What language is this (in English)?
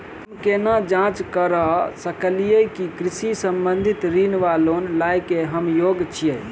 Maithili